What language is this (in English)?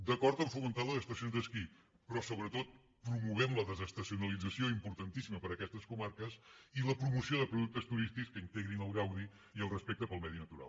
Catalan